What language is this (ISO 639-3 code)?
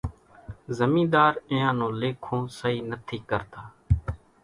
gjk